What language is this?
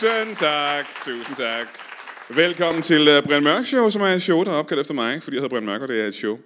Danish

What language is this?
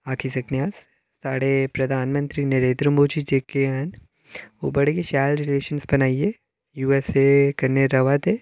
Dogri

